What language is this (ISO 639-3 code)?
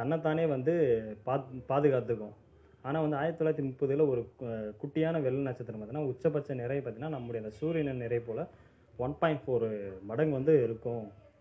tam